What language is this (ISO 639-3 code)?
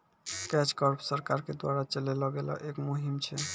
mai